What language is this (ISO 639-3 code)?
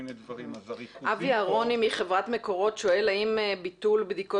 heb